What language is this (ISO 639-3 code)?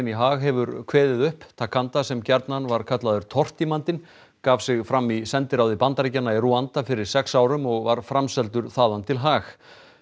isl